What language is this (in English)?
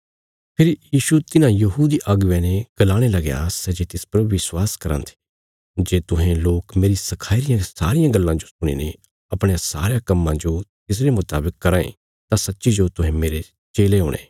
Bilaspuri